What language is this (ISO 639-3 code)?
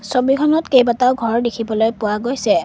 asm